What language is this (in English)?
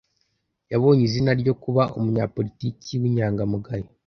Kinyarwanda